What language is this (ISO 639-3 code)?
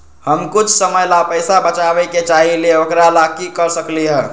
mag